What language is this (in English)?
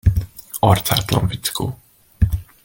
Hungarian